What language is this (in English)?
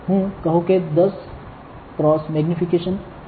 Gujarati